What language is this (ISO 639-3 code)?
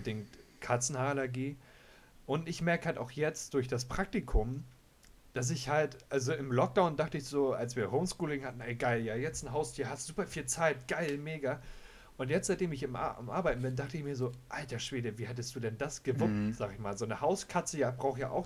deu